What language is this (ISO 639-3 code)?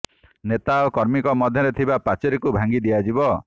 ori